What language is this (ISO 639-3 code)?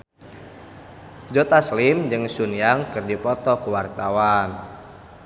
sun